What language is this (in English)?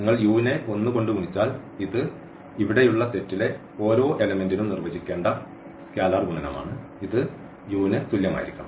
Malayalam